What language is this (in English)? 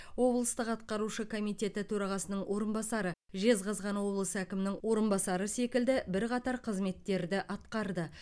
Kazakh